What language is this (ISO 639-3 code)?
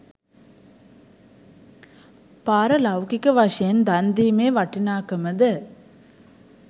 sin